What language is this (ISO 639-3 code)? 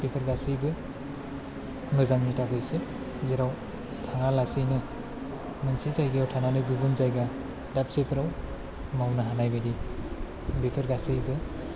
brx